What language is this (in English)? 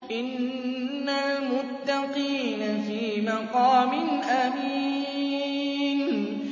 Arabic